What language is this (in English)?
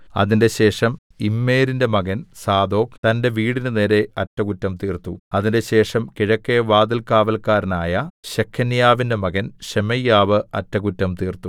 Malayalam